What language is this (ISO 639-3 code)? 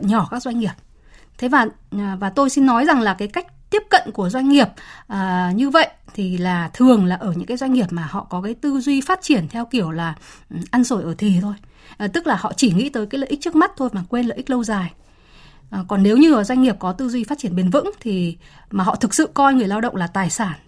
vie